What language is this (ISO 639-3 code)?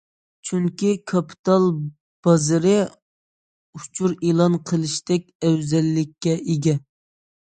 uig